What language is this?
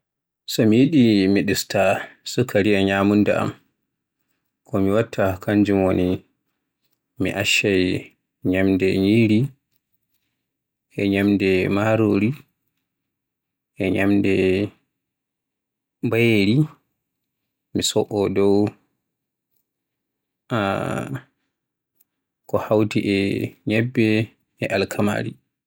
Borgu Fulfulde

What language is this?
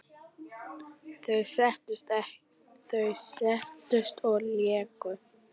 Icelandic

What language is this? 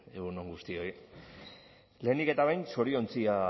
Basque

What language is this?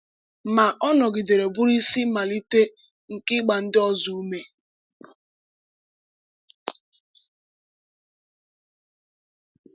Igbo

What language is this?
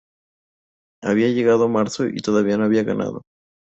Spanish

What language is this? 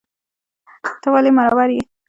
Pashto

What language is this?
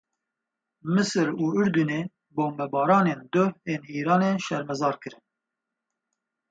Kurdish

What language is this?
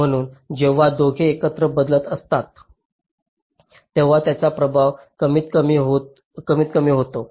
Marathi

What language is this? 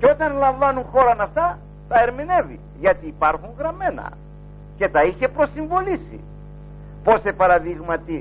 Greek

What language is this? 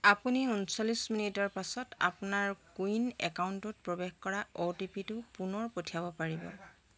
Assamese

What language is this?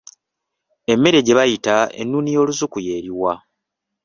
Ganda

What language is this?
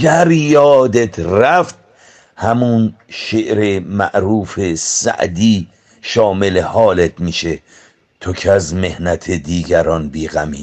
Persian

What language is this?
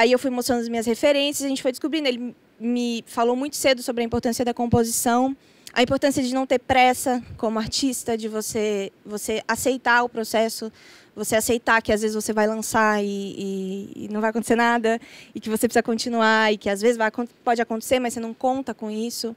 Portuguese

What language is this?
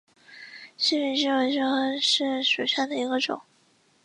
Chinese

